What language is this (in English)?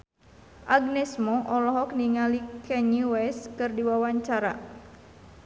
Sundanese